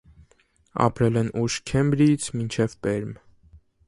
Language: Armenian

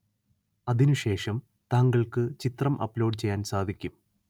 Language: Malayalam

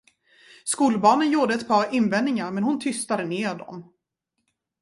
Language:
Swedish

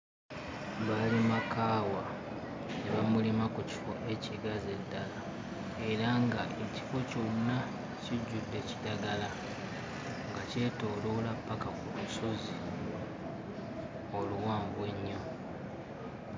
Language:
Ganda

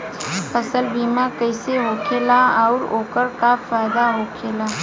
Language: Bhojpuri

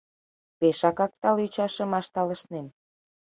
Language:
Mari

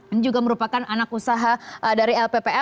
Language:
Indonesian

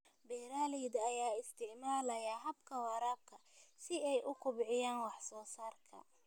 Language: Somali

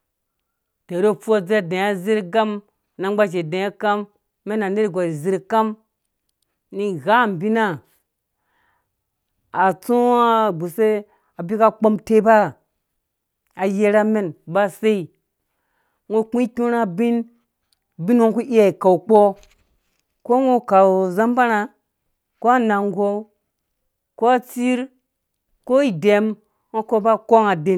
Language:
Dũya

